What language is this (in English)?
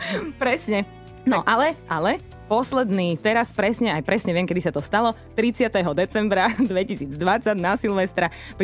Slovak